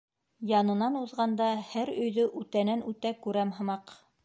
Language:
Bashkir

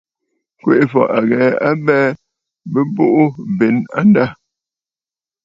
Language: Bafut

